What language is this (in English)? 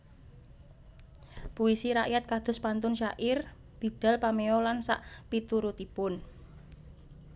Javanese